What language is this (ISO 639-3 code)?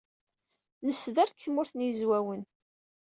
kab